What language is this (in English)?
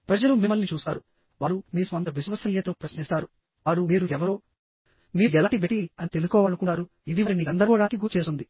Telugu